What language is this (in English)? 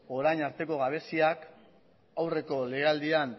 Basque